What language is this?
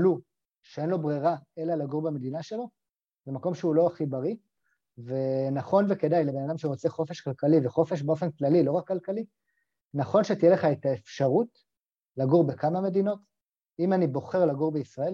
Hebrew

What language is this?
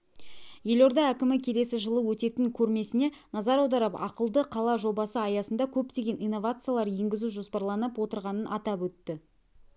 Kazakh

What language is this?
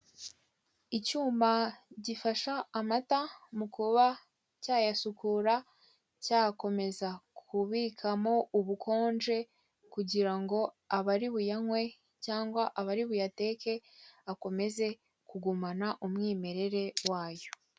Kinyarwanda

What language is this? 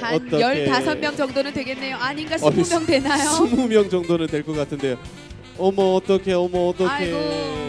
Korean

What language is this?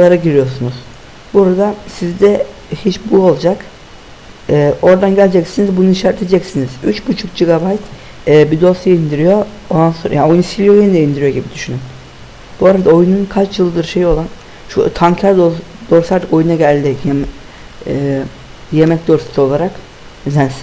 Turkish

